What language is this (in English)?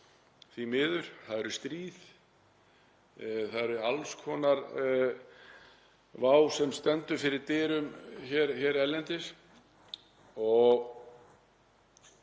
Icelandic